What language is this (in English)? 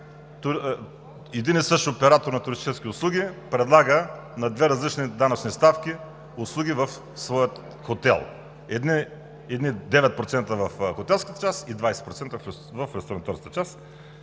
Bulgarian